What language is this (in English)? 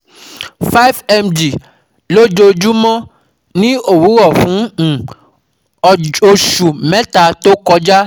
Yoruba